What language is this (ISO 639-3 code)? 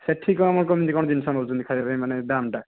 ori